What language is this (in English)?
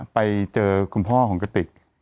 Thai